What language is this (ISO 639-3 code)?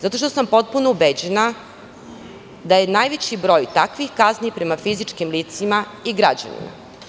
srp